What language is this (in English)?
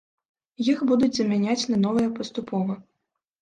Belarusian